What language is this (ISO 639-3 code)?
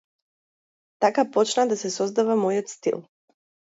mkd